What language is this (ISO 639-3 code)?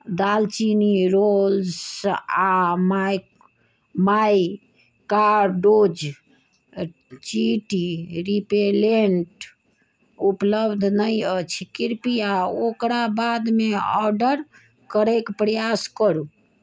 mai